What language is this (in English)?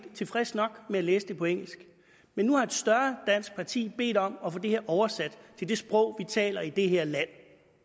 Danish